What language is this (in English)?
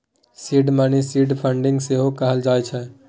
Maithili